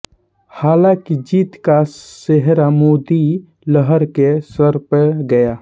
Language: Hindi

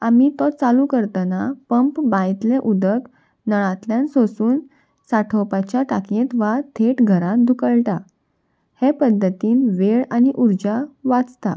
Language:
Konkani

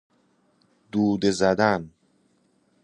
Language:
Persian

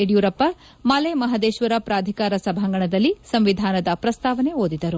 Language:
Kannada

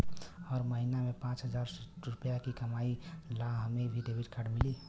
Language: Bhojpuri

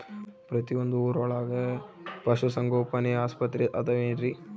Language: Kannada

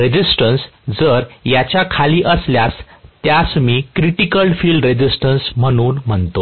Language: Marathi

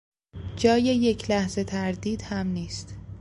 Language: Persian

